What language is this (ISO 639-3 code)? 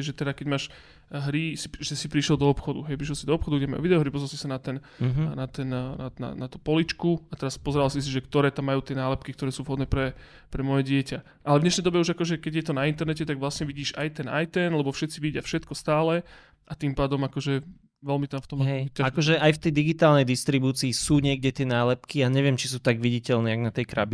slk